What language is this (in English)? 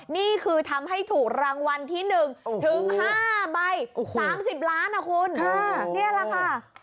Thai